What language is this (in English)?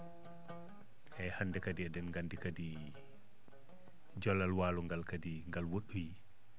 Fula